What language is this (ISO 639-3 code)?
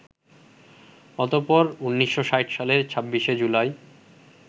ben